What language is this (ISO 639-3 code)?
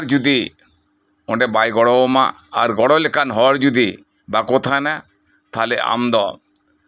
sat